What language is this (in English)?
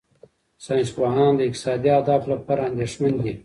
Pashto